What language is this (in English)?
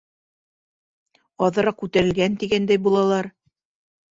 Bashkir